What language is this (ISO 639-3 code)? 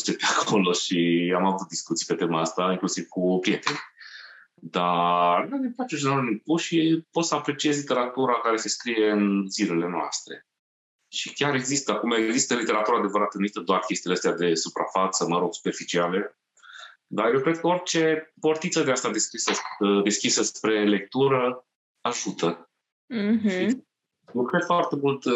ron